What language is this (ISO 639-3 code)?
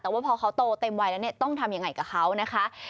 tha